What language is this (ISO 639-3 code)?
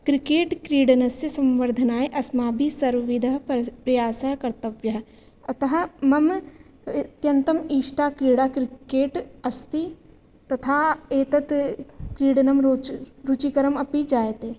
san